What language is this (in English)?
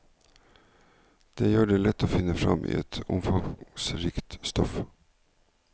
Norwegian